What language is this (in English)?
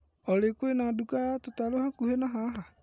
Kikuyu